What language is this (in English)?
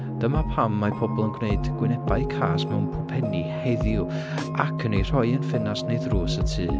Welsh